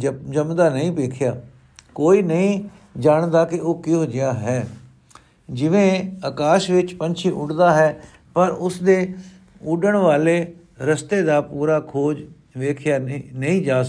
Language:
Punjabi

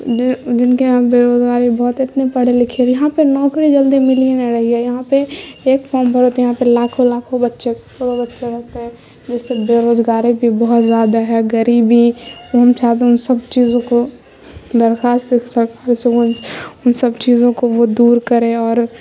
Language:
Urdu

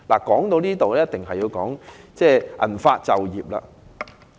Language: Cantonese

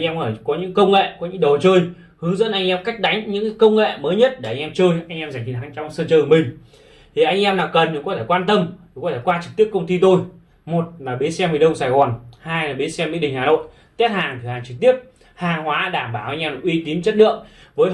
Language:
Vietnamese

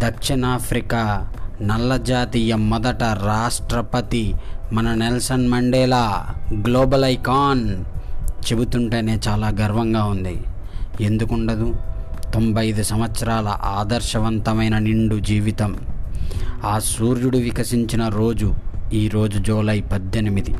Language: Telugu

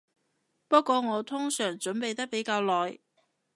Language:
Cantonese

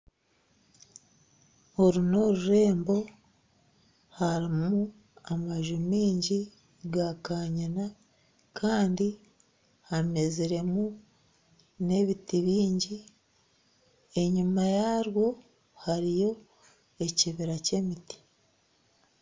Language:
Nyankole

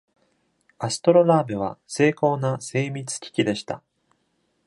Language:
Japanese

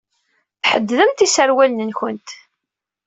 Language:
Kabyle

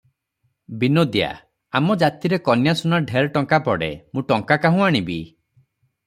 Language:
Odia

